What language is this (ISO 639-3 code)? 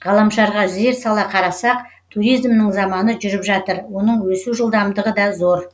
kaz